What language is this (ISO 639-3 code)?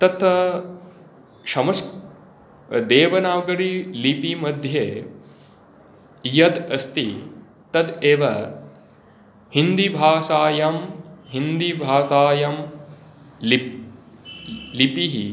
san